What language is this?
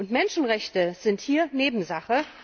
German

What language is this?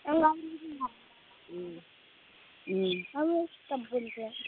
Bodo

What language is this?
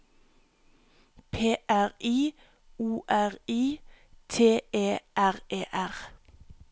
Norwegian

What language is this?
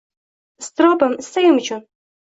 Uzbek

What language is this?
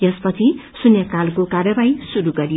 Nepali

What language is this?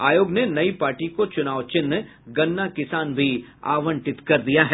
Hindi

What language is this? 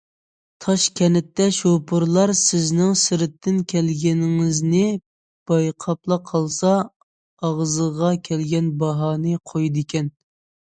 Uyghur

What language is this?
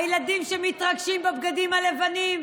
Hebrew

